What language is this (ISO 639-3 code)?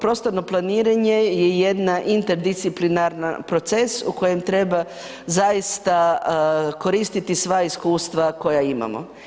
hrv